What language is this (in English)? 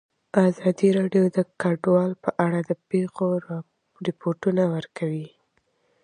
Pashto